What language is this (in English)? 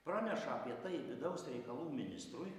Lithuanian